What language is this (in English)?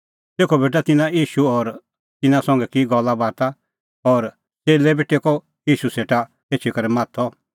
Kullu Pahari